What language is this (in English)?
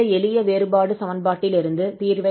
Tamil